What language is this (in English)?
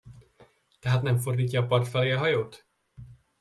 Hungarian